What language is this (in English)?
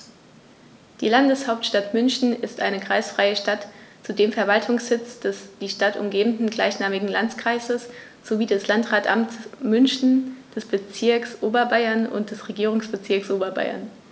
German